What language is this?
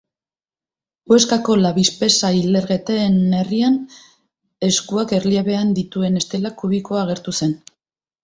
Basque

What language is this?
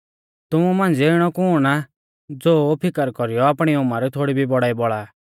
Mahasu Pahari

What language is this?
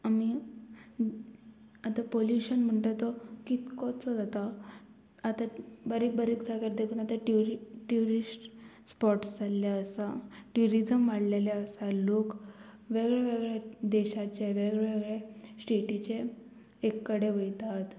Konkani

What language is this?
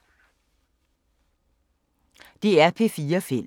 Danish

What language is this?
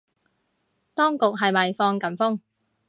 Cantonese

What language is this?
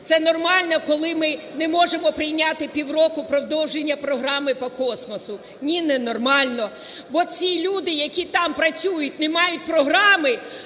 Ukrainian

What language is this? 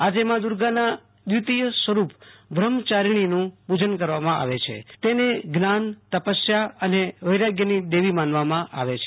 Gujarati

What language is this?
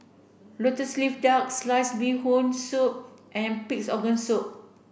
English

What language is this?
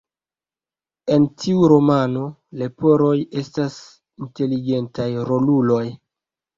Esperanto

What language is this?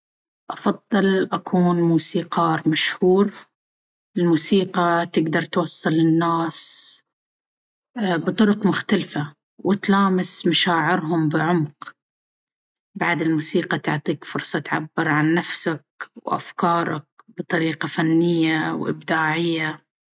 Baharna Arabic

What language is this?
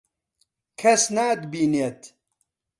Central Kurdish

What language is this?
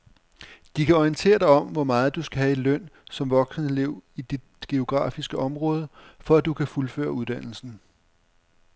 Danish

